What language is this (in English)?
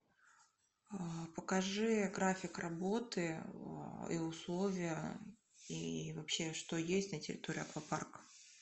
Russian